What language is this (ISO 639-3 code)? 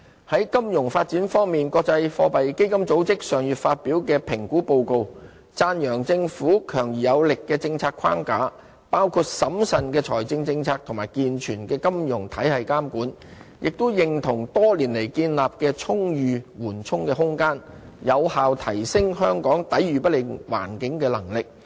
yue